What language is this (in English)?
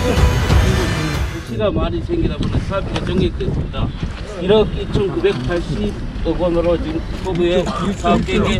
Korean